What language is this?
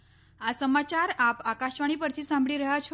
Gujarati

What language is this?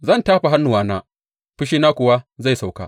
Hausa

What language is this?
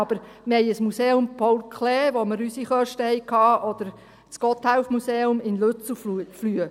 Swiss German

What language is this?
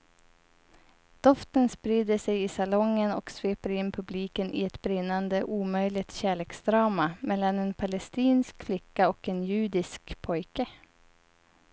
Swedish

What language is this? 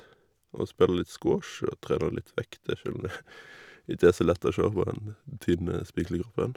Norwegian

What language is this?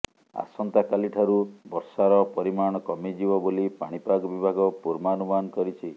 Odia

